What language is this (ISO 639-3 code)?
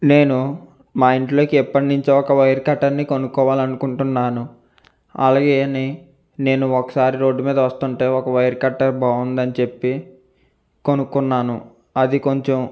tel